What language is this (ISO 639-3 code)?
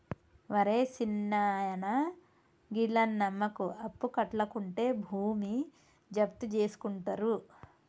tel